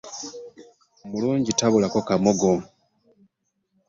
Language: Ganda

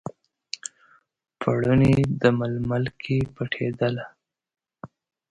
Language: Pashto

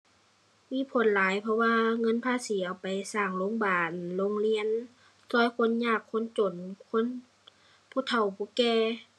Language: Thai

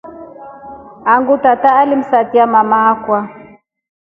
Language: Rombo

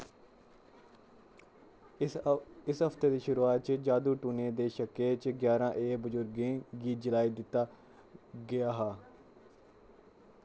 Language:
Dogri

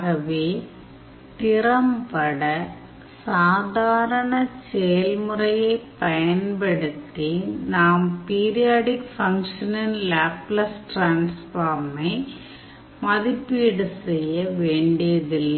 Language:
Tamil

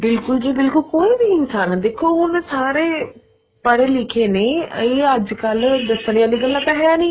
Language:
Punjabi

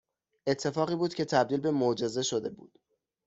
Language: Persian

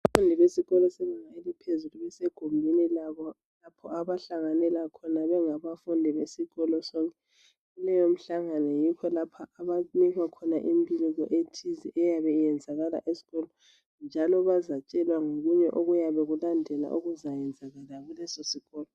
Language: North Ndebele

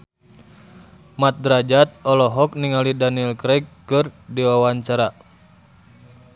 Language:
Sundanese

